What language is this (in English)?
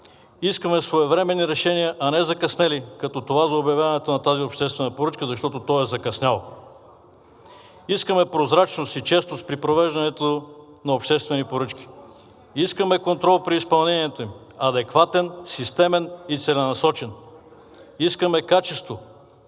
Bulgarian